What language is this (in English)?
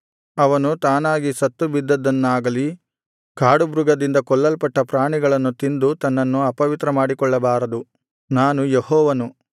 Kannada